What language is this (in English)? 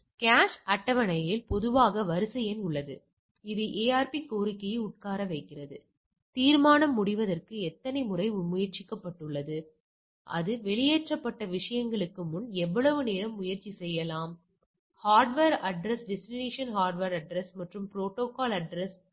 Tamil